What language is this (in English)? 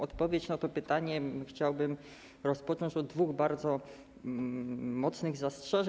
Polish